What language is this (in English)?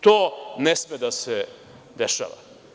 Serbian